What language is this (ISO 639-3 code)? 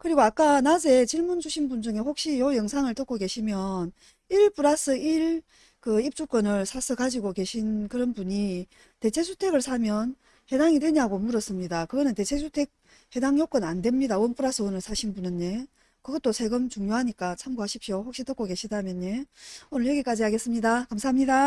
kor